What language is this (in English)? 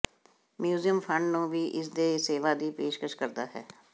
Punjabi